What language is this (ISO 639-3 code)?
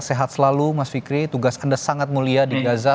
ind